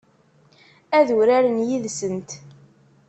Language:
Kabyle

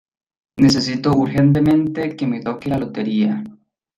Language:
Spanish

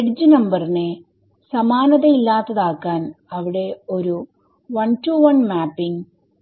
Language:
Malayalam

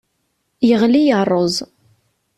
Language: Kabyle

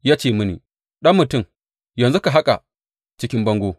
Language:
Hausa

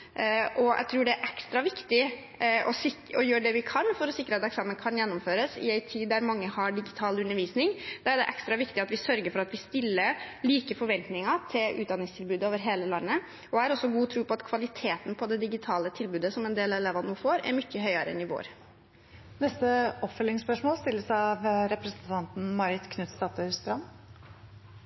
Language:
Norwegian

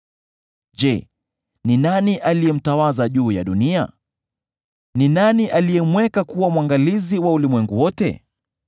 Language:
Swahili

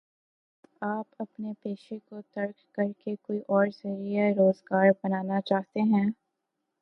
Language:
Urdu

